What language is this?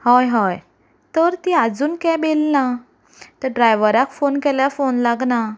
Konkani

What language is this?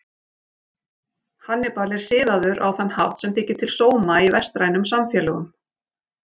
Icelandic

